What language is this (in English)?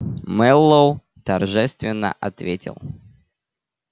Russian